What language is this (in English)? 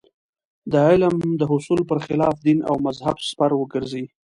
Pashto